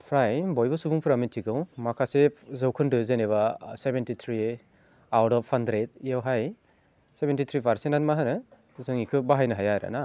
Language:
Bodo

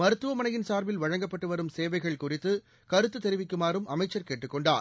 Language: Tamil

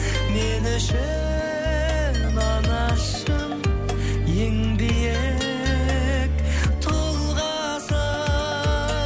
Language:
Kazakh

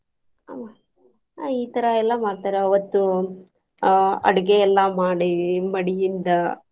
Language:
Kannada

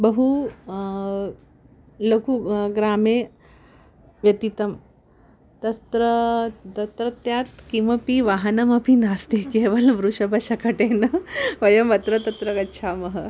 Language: Sanskrit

